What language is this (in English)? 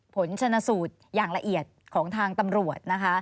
Thai